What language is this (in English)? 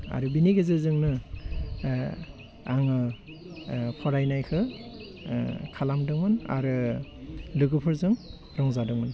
Bodo